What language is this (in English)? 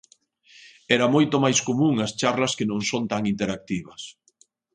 Galician